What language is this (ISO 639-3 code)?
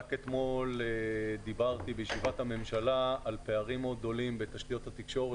heb